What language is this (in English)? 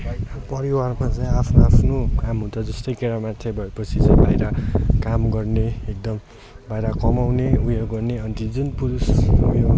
Nepali